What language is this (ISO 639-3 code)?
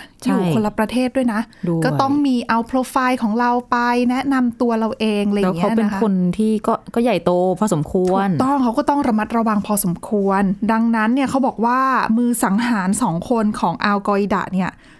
tha